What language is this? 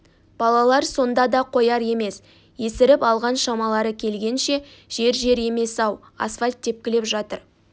Kazakh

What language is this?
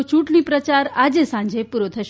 Gujarati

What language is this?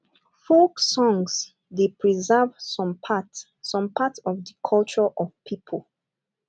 Nigerian Pidgin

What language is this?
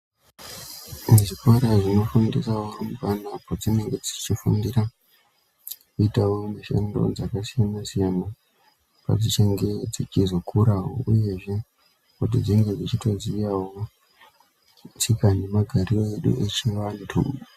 Ndau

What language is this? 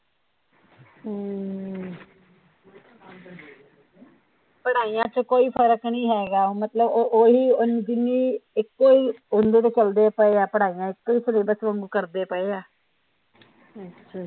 Punjabi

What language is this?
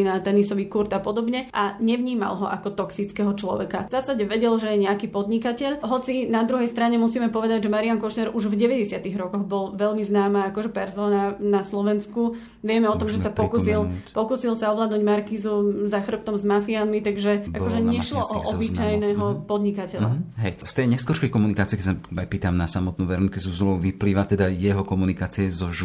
Slovak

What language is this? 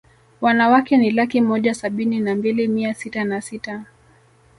Swahili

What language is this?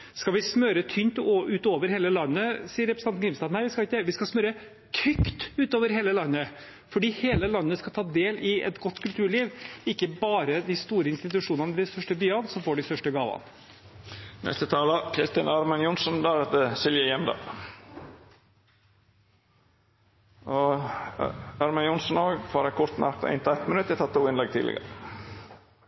Norwegian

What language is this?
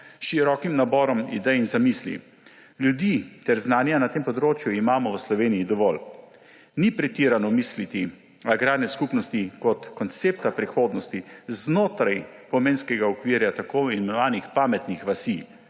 Slovenian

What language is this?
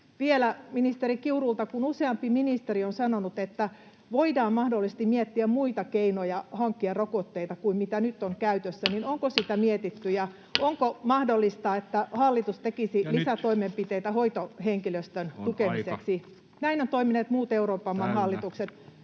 Finnish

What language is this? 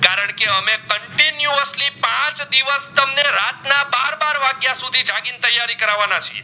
Gujarati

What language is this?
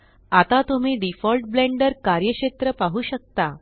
Marathi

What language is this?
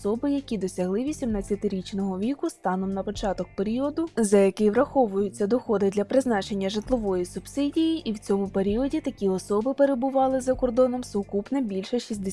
Ukrainian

